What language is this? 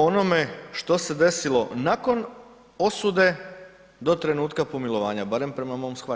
Croatian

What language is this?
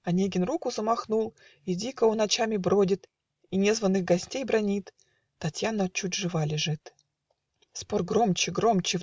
Russian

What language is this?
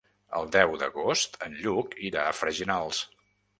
Catalan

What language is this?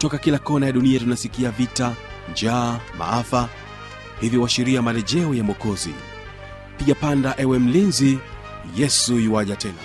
Swahili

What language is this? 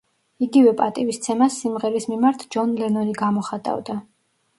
Georgian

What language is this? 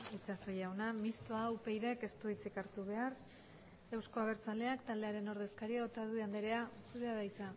Basque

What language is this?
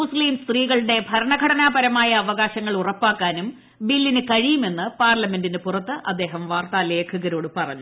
Malayalam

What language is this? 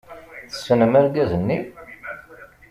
Kabyle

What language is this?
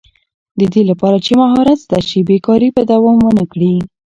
Pashto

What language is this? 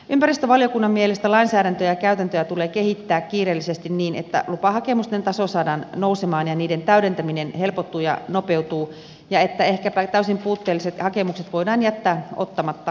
Finnish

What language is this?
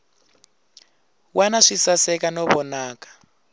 Tsonga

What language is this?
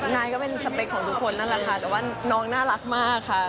Thai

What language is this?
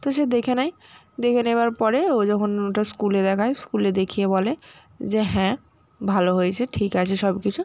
Bangla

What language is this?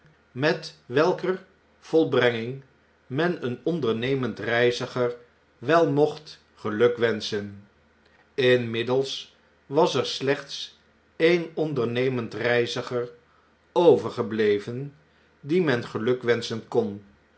Dutch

